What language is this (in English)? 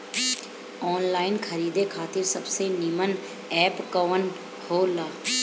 Bhojpuri